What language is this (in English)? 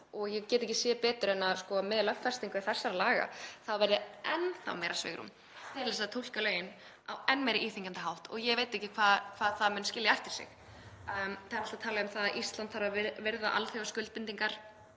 Icelandic